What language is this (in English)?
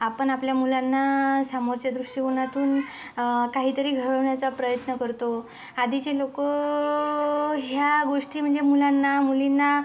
Marathi